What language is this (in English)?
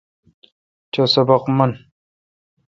Kalkoti